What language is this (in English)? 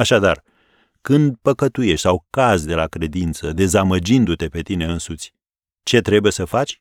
Romanian